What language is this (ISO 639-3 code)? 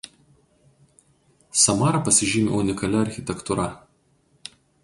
lit